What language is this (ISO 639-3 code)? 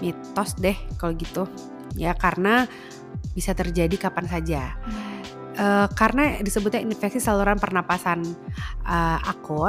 ind